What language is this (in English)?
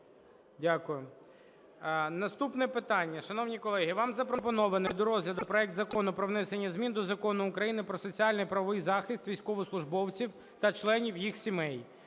Ukrainian